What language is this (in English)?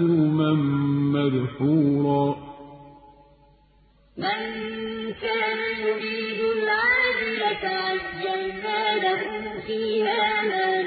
Arabic